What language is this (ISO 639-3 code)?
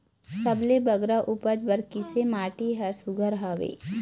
hne